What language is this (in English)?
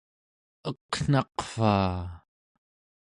Central Yupik